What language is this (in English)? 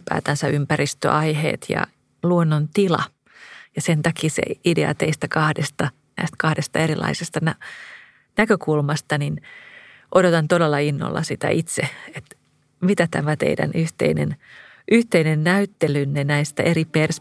Finnish